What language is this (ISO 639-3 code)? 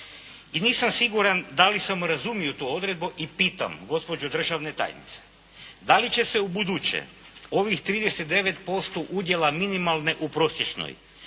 hrv